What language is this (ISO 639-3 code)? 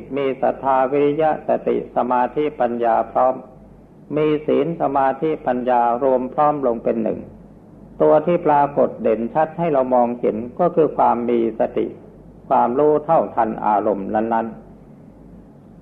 tha